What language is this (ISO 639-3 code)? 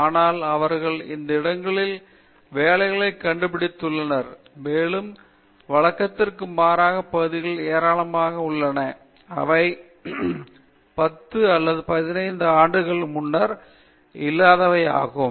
tam